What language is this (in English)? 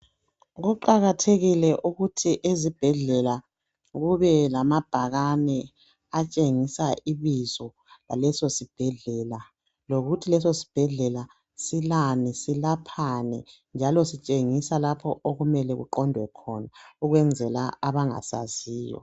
North Ndebele